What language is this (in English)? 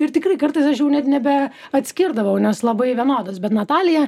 Lithuanian